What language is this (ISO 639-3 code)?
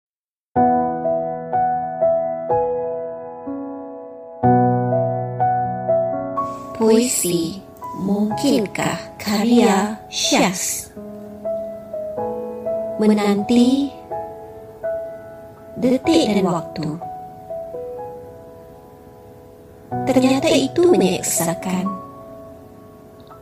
msa